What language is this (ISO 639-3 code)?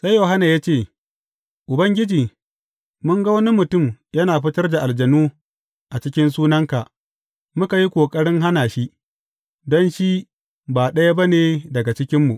hau